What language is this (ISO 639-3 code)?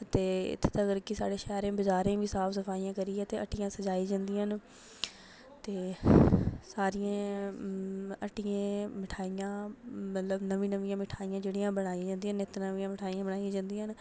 doi